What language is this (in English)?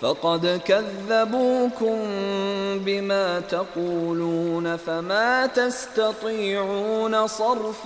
Arabic